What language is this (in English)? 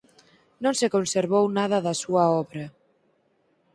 Galician